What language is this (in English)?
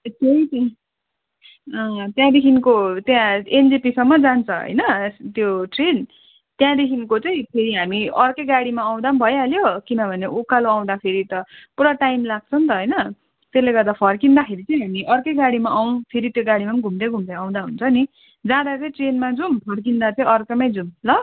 Nepali